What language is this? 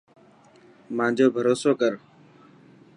Dhatki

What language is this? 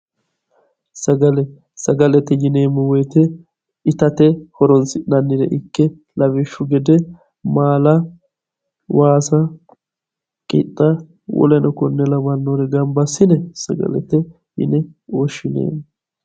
Sidamo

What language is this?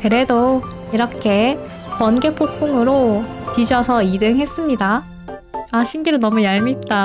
Korean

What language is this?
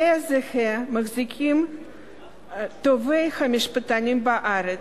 Hebrew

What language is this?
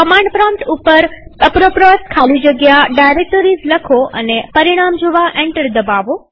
Gujarati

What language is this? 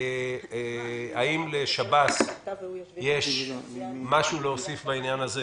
Hebrew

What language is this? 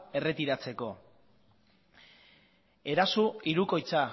Basque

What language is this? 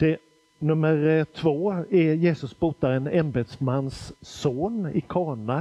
Swedish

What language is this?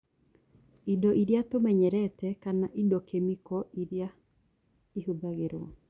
Kikuyu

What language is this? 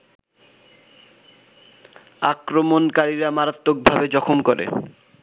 Bangla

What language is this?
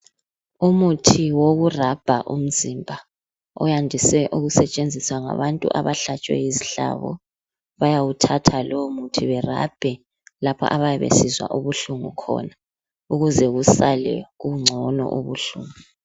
North Ndebele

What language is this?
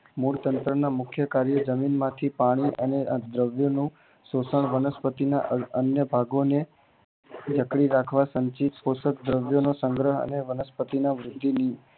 Gujarati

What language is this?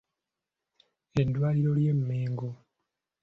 Ganda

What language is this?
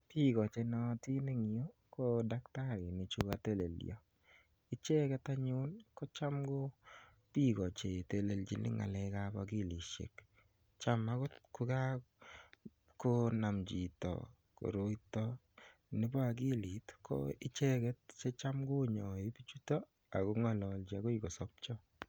Kalenjin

